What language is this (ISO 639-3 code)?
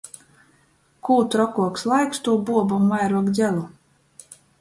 ltg